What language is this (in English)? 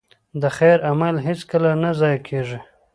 Pashto